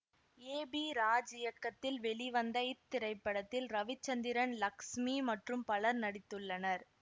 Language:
Tamil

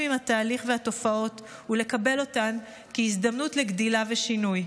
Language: Hebrew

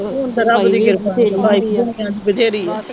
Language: Punjabi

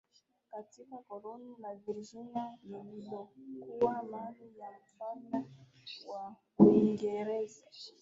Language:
Swahili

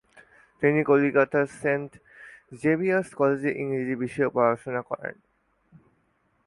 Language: Bangla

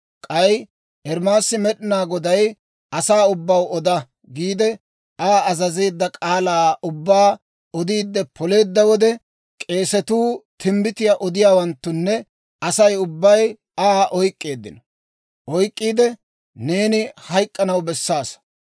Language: Dawro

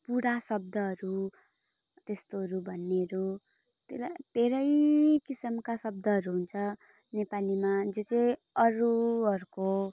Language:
Nepali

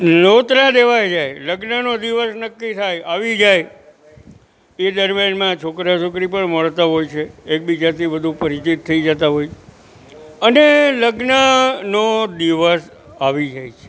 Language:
Gujarati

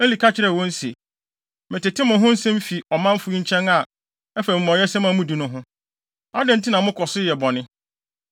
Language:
Akan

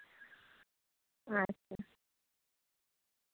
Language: Santali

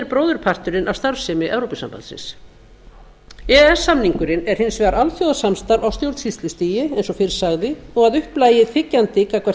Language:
Icelandic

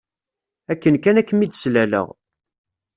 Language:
Kabyle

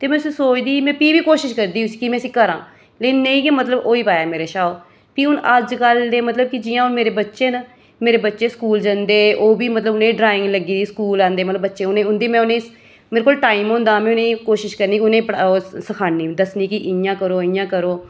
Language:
Dogri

